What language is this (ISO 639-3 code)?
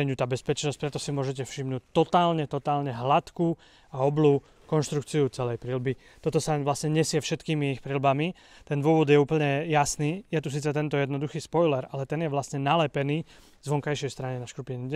slk